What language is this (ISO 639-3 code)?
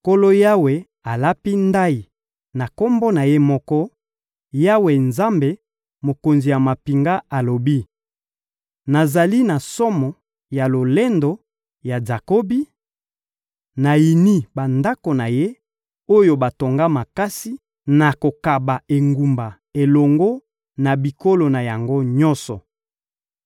lin